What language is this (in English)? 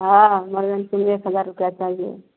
Maithili